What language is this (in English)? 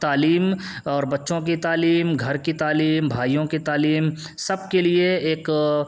Urdu